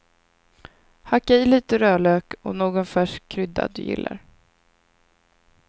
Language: Swedish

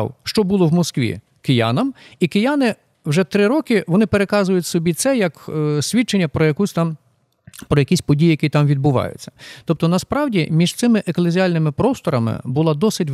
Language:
Ukrainian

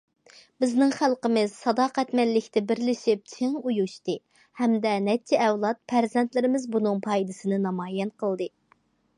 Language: Uyghur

